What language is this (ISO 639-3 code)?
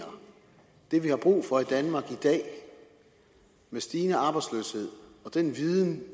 dan